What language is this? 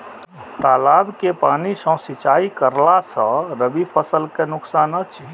Maithili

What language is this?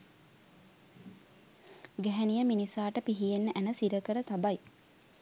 Sinhala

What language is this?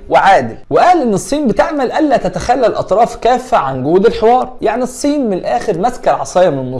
Arabic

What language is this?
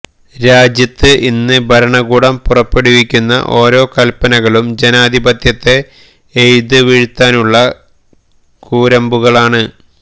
Malayalam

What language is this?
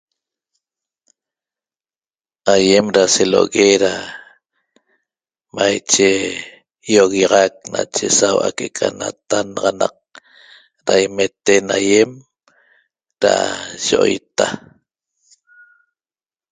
Toba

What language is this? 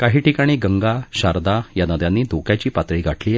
Marathi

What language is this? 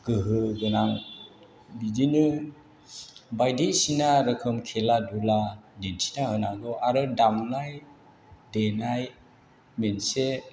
Bodo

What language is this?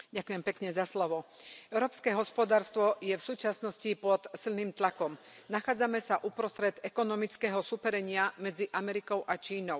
Slovak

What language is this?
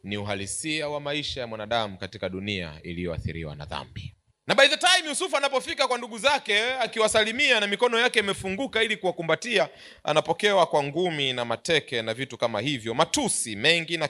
Swahili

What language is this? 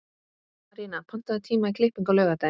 Icelandic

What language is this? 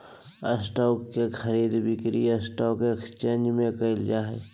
Magahi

